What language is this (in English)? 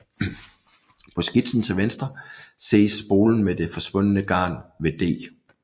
Danish